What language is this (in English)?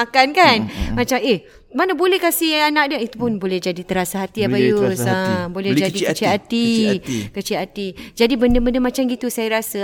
Malay